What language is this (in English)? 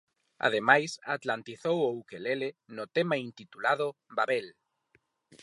Galician